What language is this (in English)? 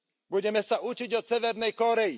Slovak